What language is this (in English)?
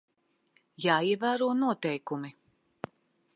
Latvian